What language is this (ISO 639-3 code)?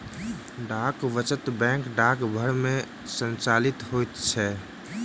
mai